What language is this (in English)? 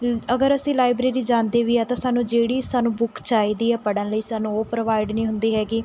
Punjabi